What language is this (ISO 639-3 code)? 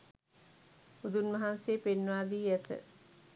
sin